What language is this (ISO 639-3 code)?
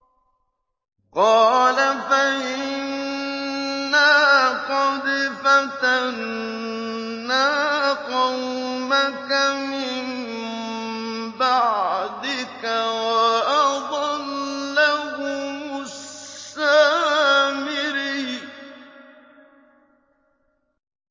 ara